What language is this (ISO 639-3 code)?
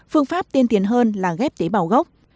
vie